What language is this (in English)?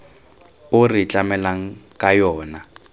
Tswana